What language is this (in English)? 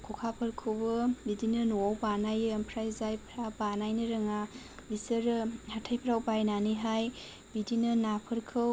Bodo